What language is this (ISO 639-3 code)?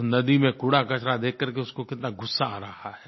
hin